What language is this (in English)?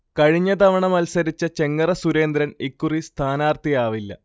Malayalam